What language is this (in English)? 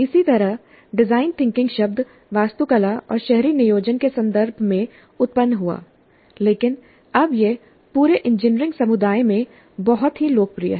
Hindi